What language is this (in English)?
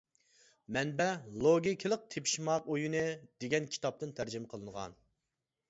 Uyghur